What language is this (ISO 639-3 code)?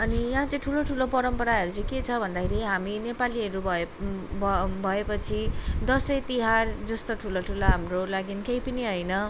nep